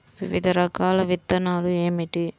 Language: Telugu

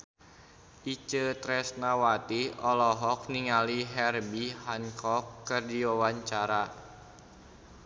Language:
Sundanese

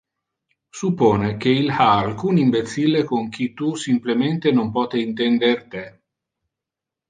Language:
Interlingua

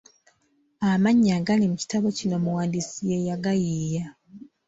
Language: Ganda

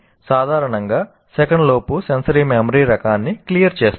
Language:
Telugu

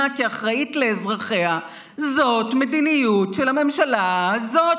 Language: Hebrew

